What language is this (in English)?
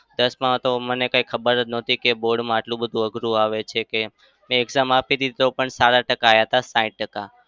Gujarati